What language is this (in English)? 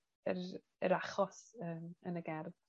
Welsh